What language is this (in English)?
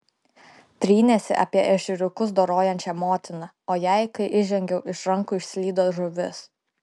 Lithuanian